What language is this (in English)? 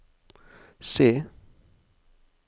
Norwegian